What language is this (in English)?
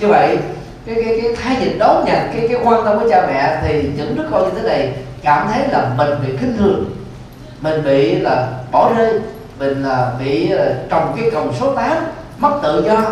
Vietnamese